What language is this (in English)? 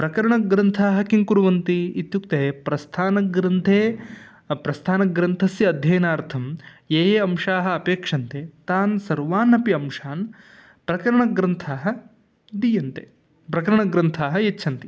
Sanskrit